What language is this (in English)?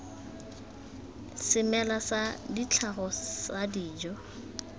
Tswana